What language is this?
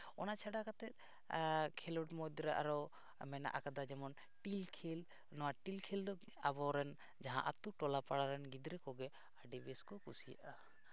Santali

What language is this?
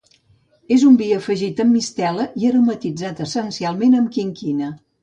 Catalan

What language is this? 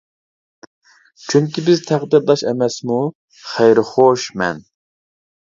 Uyghur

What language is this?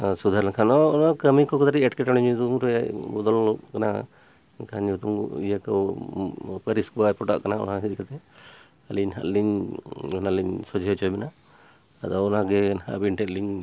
Santali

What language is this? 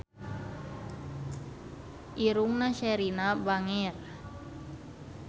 Sundanese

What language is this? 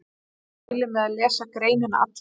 Icelandic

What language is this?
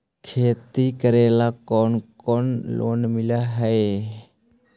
Magahi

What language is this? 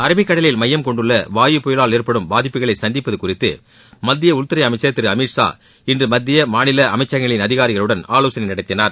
Tamil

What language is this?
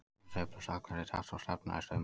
Icelandic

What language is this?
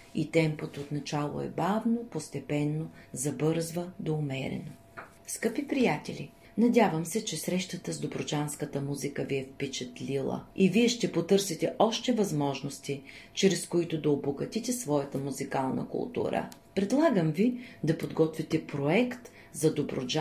Bulgarian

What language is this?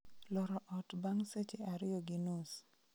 Luo (Kenya and Tanzania)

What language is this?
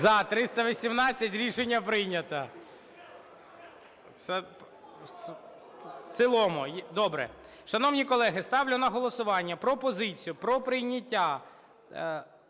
Ukrainian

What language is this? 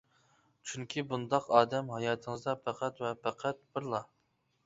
Uyghur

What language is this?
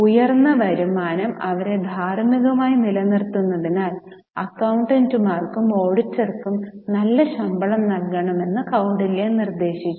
Malayalam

